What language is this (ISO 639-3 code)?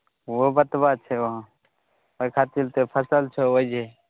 mai